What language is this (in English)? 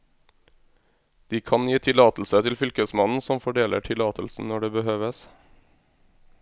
Norwegian